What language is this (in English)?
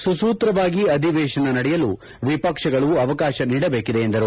Kannada